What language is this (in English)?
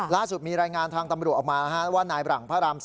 Thai